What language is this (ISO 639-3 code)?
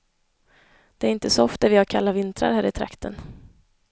swe